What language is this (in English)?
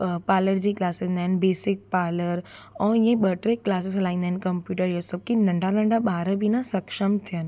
Sindhi